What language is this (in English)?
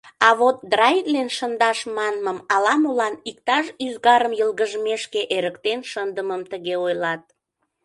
Mari